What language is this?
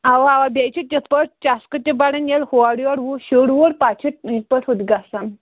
Kashmiri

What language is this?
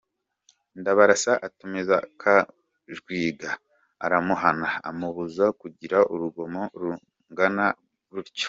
Kinyarwanda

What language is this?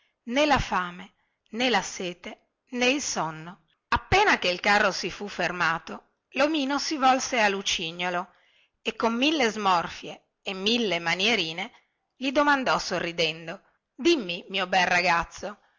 Italian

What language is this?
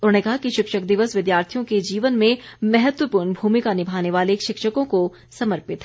Hindi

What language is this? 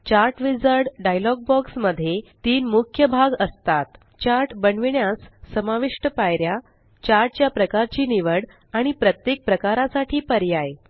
Marathi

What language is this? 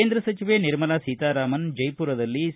Kannada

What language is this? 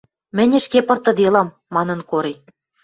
Western Mari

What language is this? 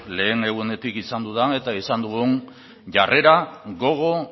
Basque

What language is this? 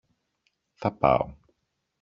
Greek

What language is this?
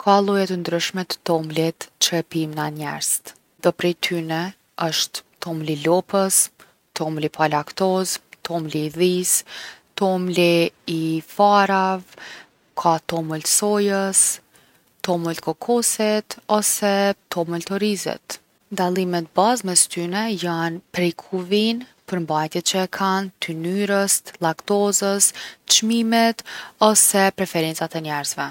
Gheg Albanian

